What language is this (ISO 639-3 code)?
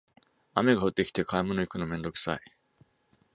jpn